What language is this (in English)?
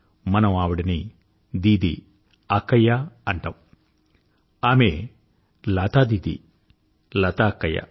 Telugu